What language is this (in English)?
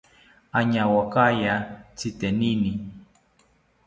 South Ucayali Ashéninka